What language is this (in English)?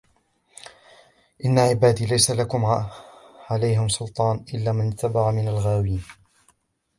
Arabic